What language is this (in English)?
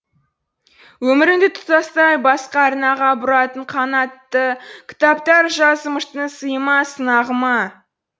Kazakh